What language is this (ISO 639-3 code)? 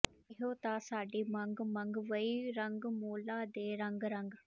pan